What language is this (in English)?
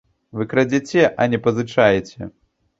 Belarusian